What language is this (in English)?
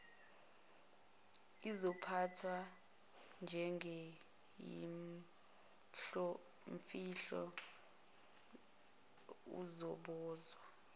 Zulu